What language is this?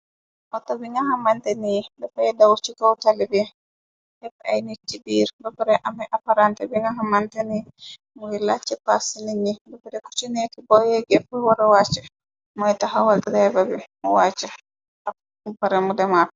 Wolof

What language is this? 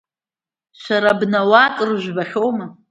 Abkhazian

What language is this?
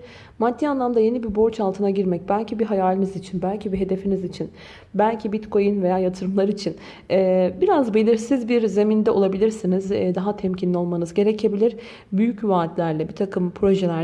Turkish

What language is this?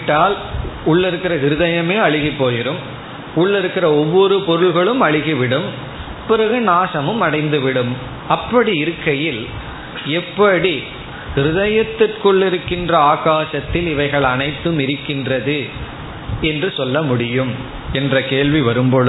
Tamil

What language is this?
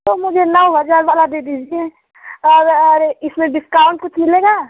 Hindi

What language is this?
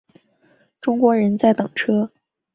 Chinese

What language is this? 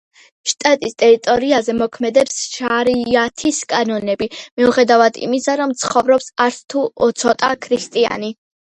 Georgian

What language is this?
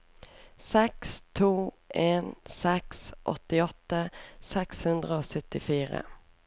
Norwegian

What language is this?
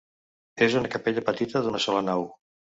Catalan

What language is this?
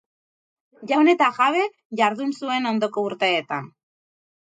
Basque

